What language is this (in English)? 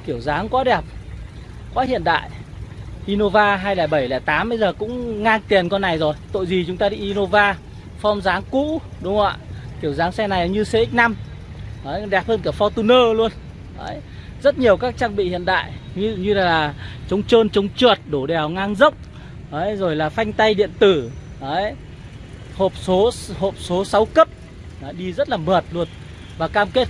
Vietnamese